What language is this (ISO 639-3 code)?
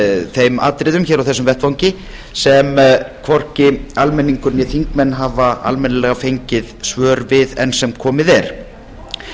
isl